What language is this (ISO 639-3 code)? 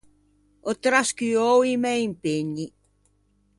lij